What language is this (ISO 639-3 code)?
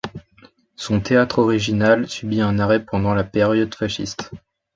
fra